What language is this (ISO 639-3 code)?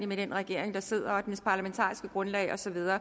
dan